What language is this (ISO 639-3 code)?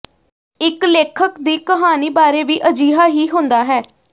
pan